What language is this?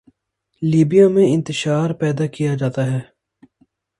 Urdu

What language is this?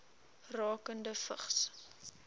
Afrikaans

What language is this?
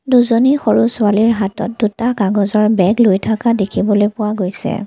Assamese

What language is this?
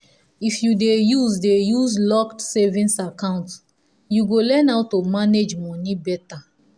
Nigerian Pidgin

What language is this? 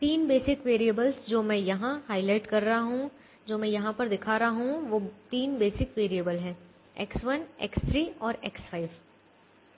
Hindi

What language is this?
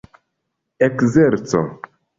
Esperanto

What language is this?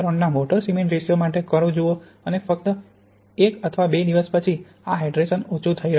Gujarati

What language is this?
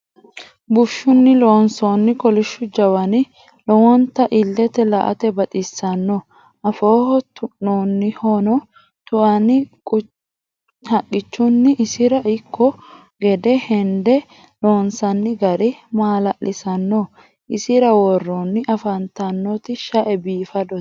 Sidamo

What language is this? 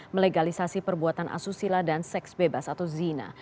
Indonesian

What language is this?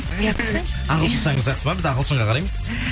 Kazakh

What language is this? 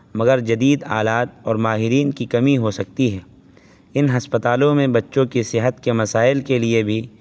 Urdu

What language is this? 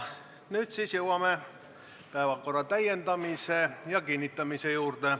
Estonian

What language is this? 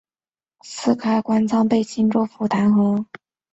Chinese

